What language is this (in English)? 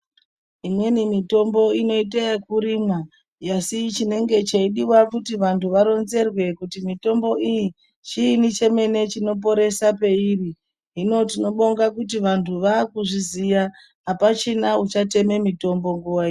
Ndau